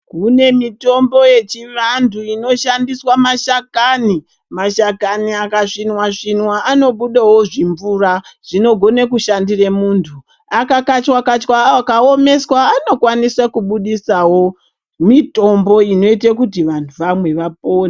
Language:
Ndau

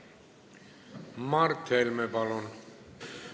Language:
Estonian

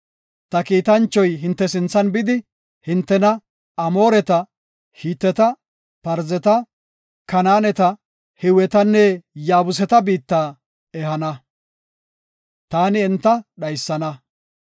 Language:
Gofa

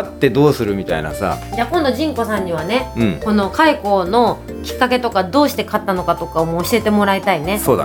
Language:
Japanese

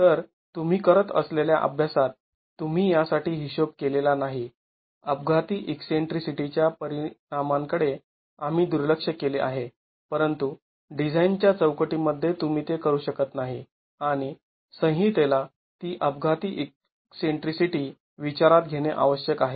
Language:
Marathi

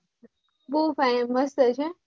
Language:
Gujarati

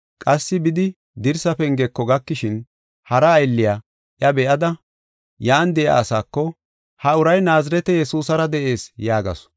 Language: Gofa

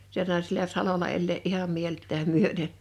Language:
Finnish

